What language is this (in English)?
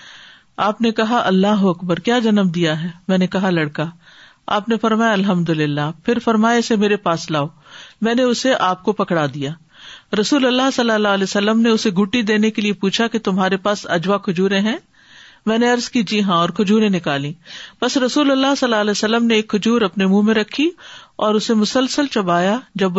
Urdu